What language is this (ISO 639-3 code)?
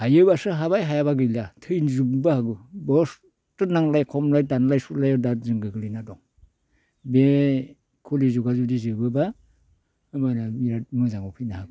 brx